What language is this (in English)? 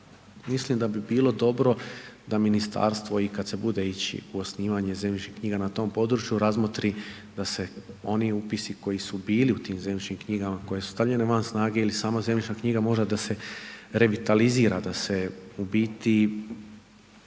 Croatian